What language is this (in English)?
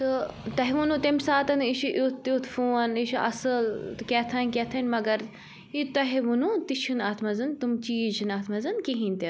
Kashmiri